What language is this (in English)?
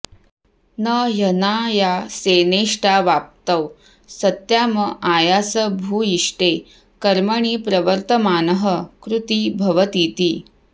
Sanskrit